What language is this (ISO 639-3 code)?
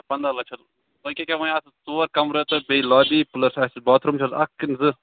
kas